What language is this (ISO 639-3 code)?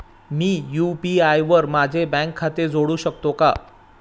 mar